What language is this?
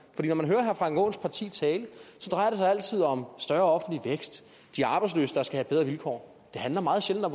Danish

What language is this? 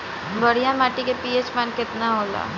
Bhojpuri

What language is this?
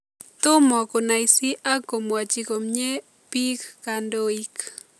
Kalenjin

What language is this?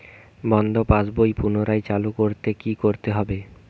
Bangla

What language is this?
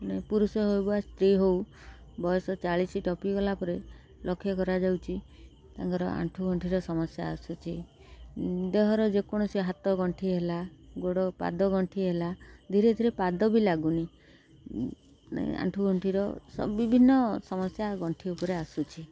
Odia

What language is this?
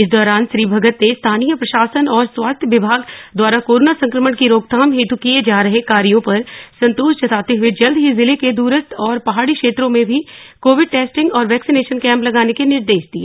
Hindi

